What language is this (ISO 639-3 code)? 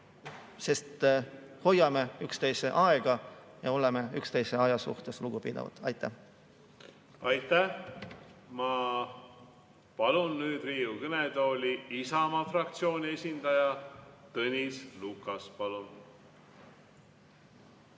est